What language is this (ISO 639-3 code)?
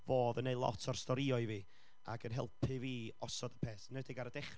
cym